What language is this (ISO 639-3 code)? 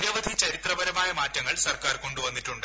mal